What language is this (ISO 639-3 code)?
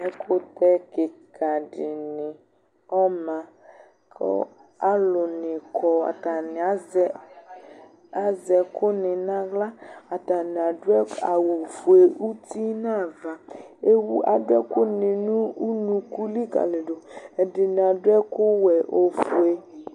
kpo